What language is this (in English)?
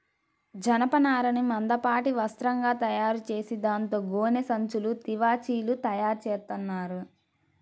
Telugu